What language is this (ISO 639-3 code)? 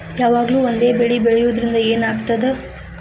kan